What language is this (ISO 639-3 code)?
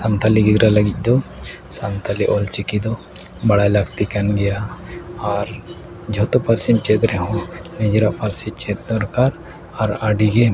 sat